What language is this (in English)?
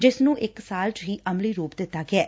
Punjabi